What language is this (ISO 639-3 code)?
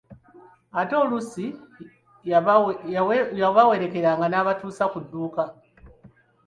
lug